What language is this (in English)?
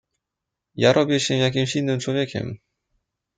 Polish